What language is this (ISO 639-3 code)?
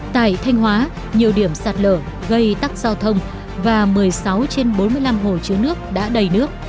vie